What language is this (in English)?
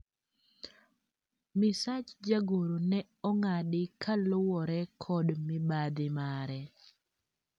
Luo (Kenya and Tanzania)